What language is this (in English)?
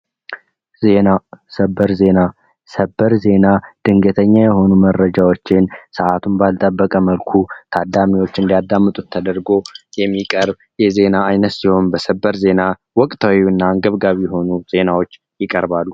Amharic